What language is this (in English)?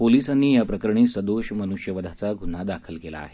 Marathi